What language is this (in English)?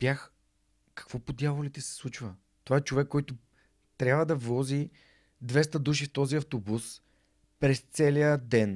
Bulgarian